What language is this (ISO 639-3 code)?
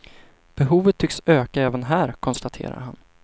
swe